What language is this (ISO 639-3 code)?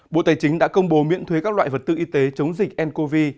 vie